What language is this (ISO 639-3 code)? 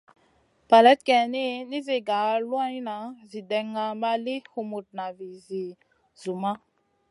mcn